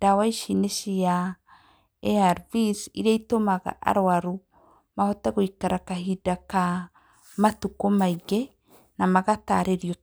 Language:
Kikuyu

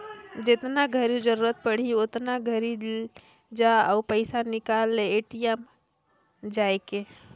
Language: Chhattisgarhi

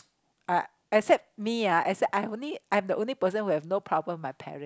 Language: English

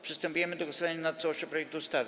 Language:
Polish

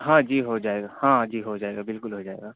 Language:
Urdu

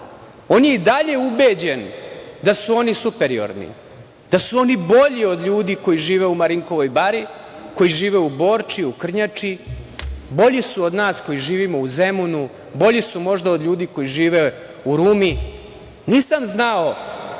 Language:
Serbian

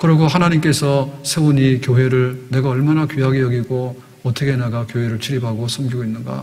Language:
Korean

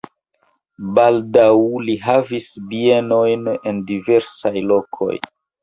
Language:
Esperanto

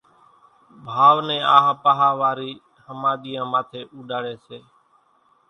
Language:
Kachi Koli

